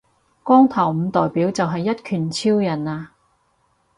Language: Cantonese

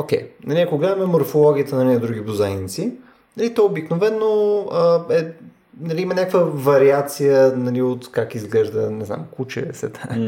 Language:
Bulgarian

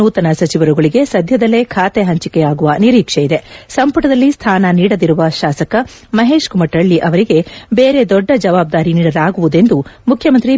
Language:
Kannada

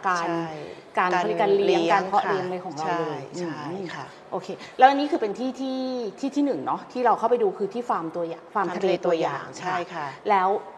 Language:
Thai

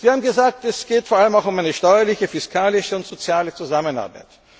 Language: German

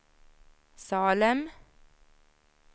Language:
Swedish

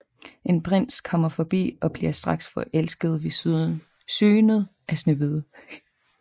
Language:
Danish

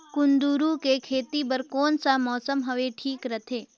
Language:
Chhattisgarhi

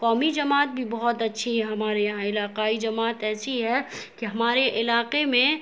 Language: Urdu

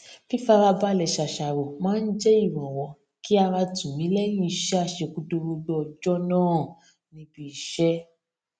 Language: Yoruba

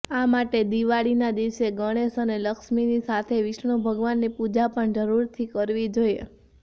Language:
Gujarati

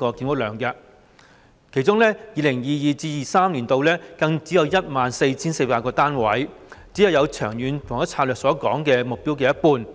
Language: Cantonese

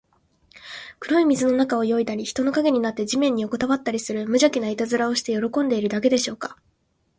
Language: Japanese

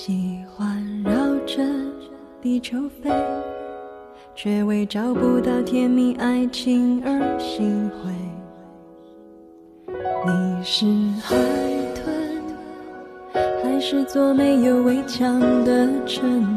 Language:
Chinese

